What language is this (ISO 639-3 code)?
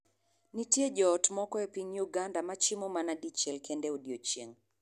luo